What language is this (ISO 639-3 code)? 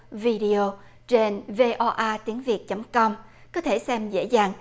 vie